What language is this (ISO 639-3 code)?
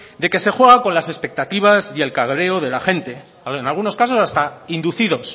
spa